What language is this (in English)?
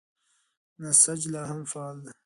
Pashto